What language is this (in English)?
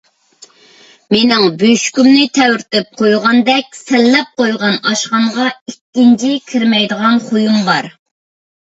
Uyghur